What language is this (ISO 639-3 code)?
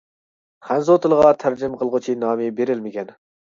uig